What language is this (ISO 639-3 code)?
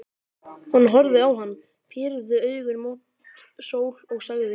isl